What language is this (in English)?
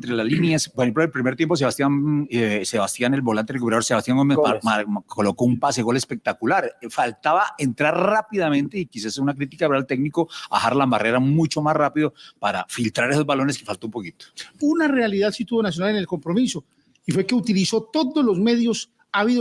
Spanish